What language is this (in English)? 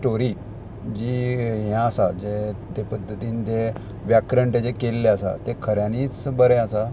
Konkani